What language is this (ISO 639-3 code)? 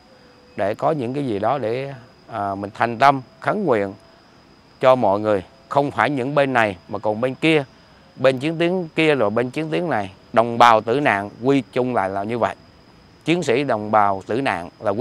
vie